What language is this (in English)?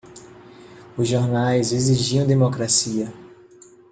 Portuguese